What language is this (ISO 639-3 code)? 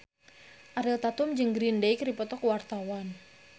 sun